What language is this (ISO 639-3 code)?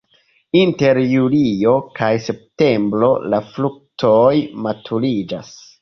epo